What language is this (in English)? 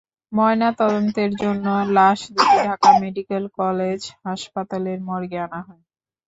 Bangla